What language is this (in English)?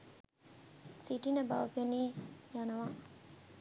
Sinhala